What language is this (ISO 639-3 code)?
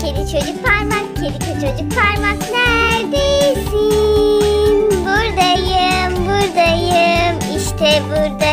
tur